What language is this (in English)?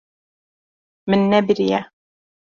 Kurdish